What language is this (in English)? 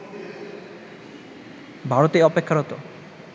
Bangla